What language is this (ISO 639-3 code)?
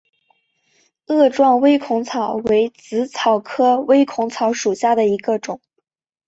zho